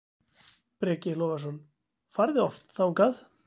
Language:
Icelandic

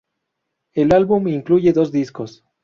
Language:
Spanish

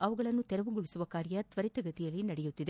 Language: Kannada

